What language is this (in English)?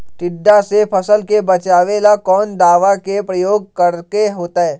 Magahi